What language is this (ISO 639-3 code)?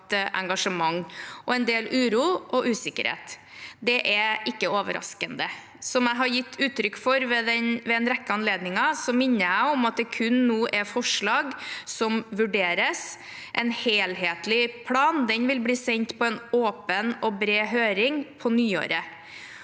nor